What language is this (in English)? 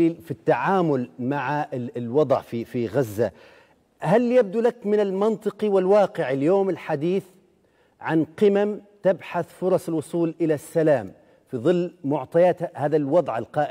Arabic